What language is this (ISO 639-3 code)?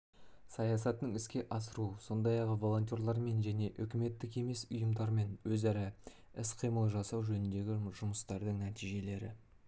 kaz